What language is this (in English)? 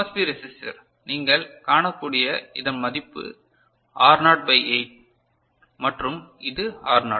Tamil